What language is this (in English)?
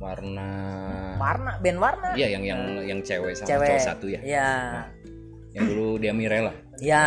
Indonesian